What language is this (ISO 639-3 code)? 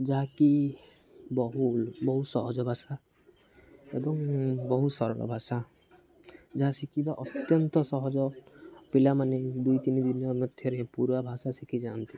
ori